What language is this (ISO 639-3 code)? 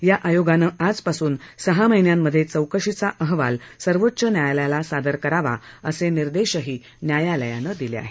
mar